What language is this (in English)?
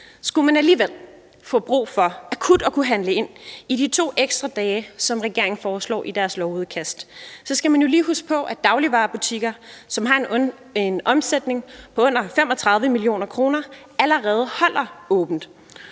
Danish